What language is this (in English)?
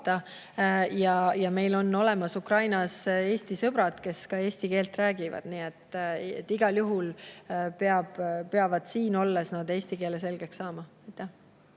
Estonian